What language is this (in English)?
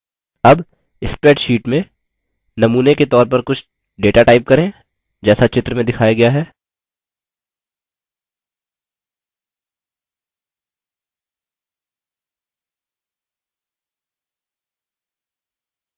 Hindi